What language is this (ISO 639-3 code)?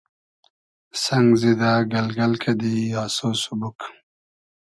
haz